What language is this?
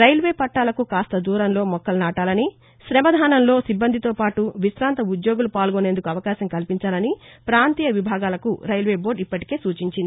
Telugu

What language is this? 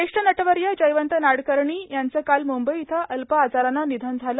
Marathi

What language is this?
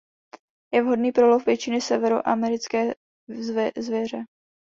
Czech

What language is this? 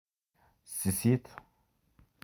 Kalenjin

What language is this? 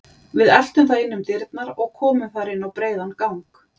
Icelandic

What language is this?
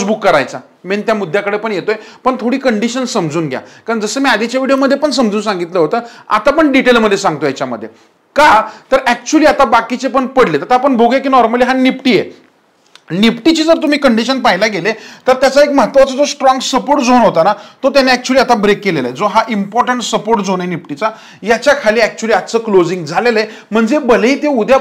Marathi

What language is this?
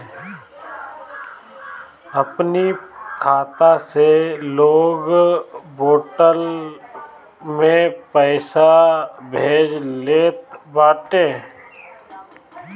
Bhojpuri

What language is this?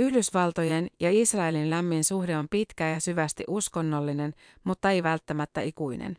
Finnish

